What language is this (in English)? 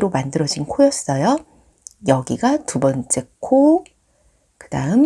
Korean